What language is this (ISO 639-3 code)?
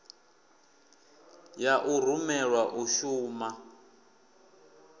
ven